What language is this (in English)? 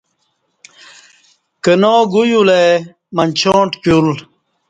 Kati